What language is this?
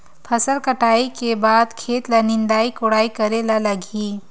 Chhattisgarhi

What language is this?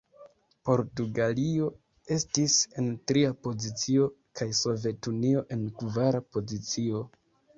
Esperanto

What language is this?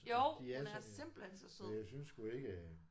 Danish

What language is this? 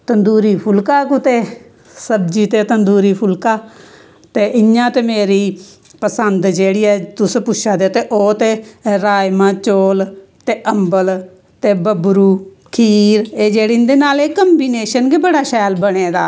Dogri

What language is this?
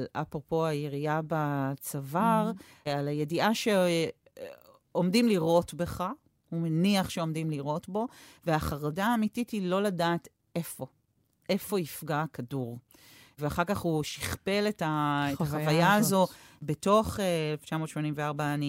Hebrew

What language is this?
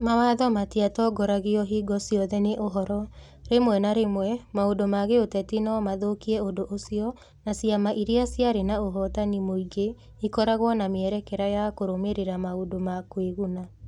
Kikuyu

